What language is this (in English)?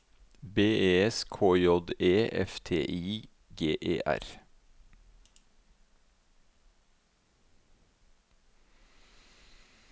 Norwegian